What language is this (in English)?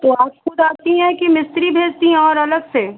Hindi